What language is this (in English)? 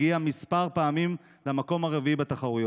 Hebrew